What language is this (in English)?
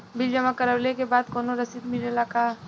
Bhojpuri